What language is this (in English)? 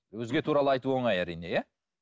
Kazakh